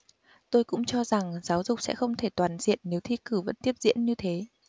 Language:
Vietnamese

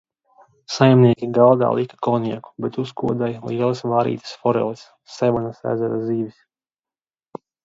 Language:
Latvian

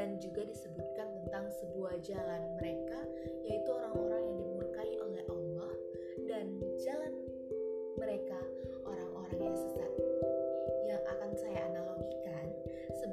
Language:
Indonesian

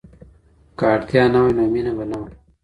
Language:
Pashto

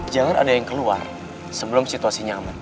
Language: Indonesian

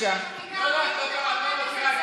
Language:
Hebrew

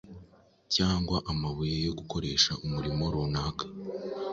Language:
Kinyarwanda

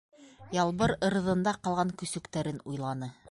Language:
Bashkir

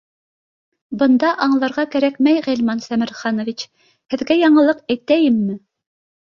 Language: Bashkir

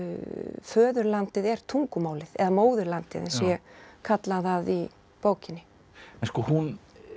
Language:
Icelandic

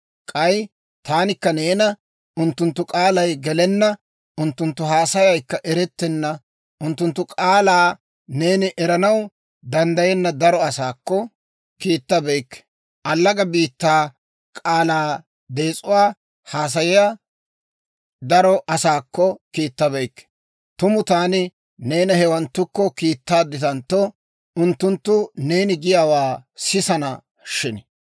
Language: Dawro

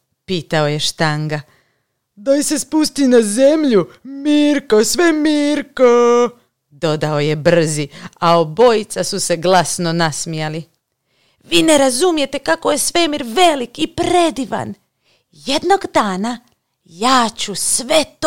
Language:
Croatian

